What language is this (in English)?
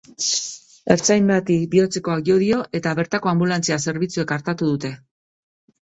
Basque